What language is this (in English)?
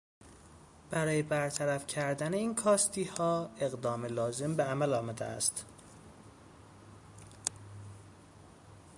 Persian